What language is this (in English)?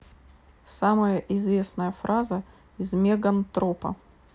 Russian